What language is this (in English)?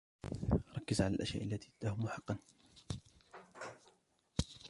Arabic